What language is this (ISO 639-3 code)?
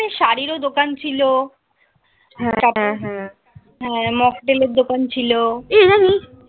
ben